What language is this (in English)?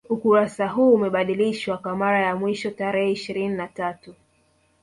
Swahili